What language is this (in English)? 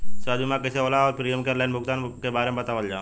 Bhojpuri